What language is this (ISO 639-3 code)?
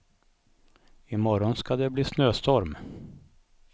swe